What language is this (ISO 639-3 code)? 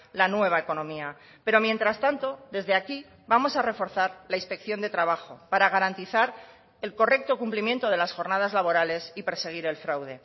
spa